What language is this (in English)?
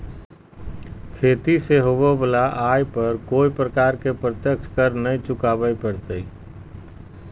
Magahi